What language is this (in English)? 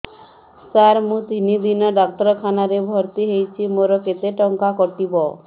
Odia